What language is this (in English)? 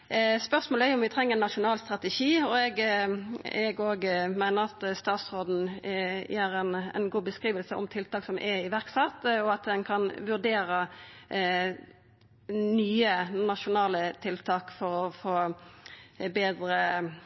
Norwegian Nynorsk